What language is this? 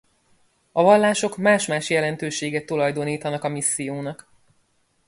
Hungarian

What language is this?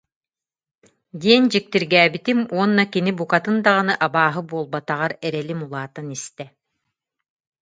Yakut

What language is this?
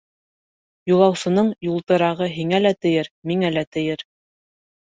Bashkir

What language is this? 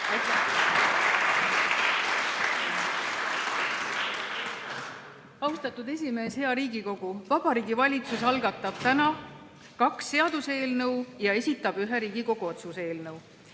Estonian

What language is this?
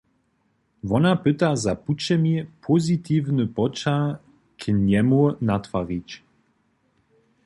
Upper Sorbian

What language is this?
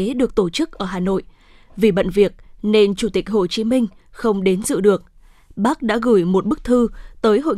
Vietnamese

